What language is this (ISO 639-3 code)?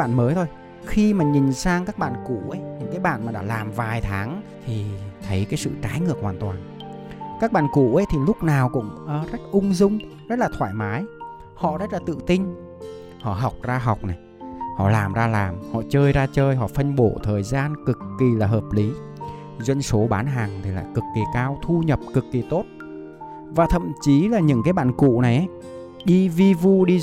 vie